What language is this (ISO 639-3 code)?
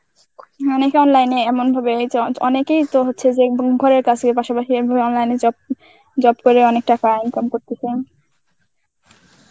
ben